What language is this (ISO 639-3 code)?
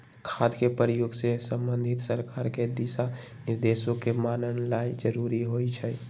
mag